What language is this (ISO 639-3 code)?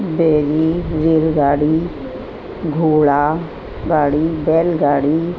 snd